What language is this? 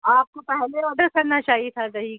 Urdu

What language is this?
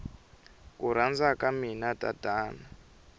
Tsonga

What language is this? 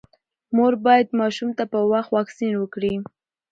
Pashto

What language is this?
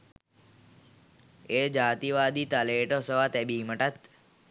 Sinhala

